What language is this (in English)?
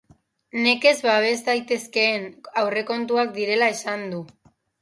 Basque